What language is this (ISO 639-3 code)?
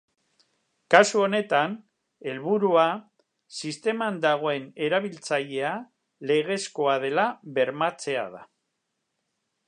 eus